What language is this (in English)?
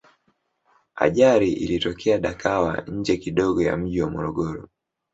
Swahili